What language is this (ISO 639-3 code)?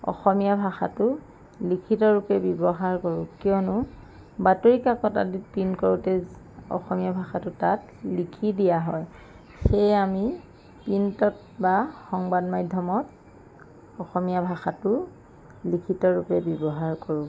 asm